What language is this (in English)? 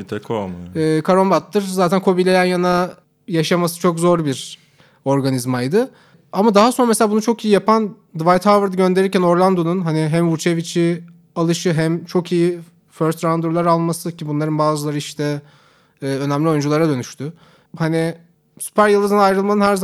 Turkish